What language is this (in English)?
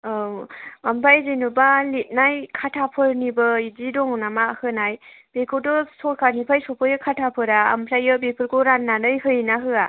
Bodo